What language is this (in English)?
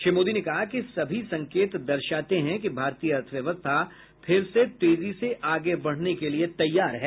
Hindi